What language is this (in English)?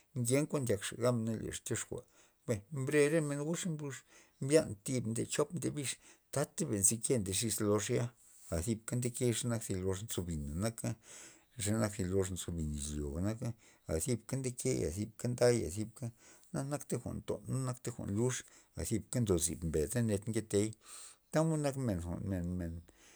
Loxicha Zapotec